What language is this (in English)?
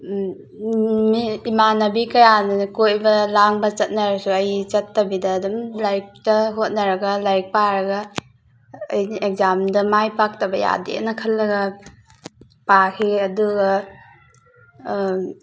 Manipuri